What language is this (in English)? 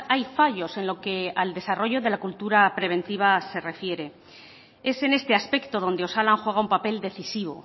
Spanish